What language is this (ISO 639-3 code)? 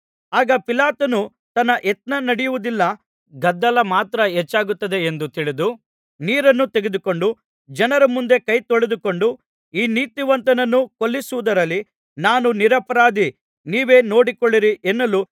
kan